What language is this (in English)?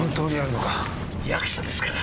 Japanese